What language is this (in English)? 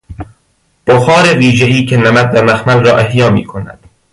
Persian